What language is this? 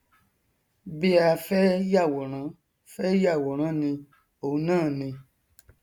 Yoruba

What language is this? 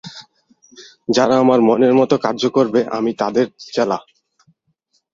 Bangla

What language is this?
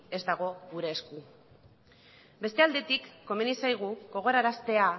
Basque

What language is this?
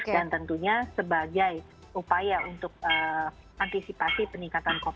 Indonesian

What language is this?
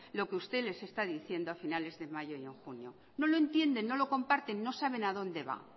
Spanish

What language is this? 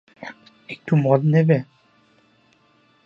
Bangla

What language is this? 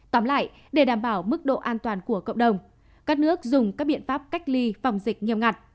Vietnamese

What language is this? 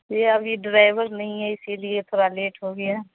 Urdu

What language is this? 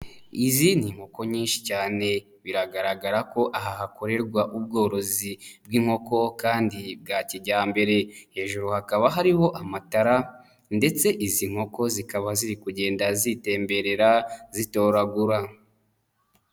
Kinyarwanda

